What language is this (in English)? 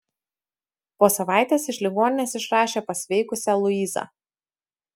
Lithuanian